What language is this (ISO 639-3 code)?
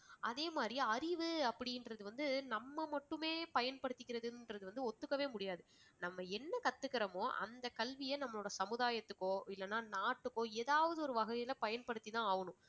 tam